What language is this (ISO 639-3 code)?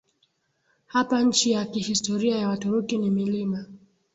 swa